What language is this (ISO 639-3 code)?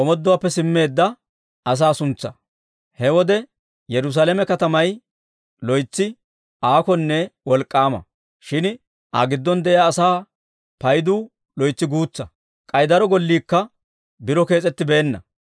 dwr